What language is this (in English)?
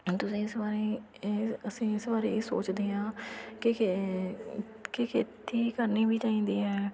Punjabi